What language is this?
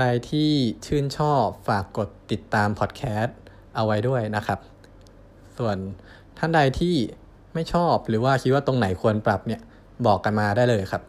Thai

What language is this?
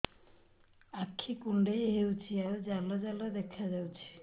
Odia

